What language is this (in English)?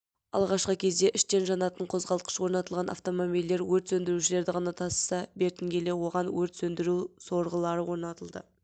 Kazakh